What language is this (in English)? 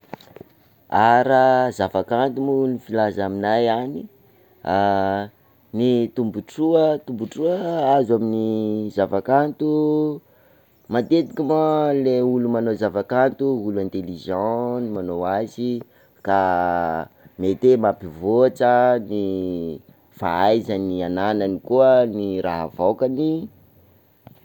Sakalava Malagasy